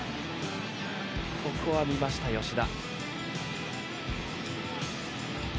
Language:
Japanese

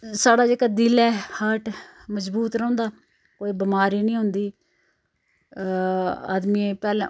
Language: Dogri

